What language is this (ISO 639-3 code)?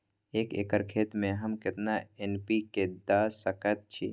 mai